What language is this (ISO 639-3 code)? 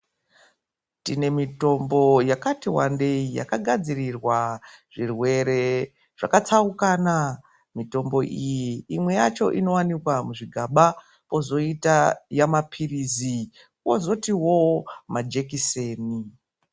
ndc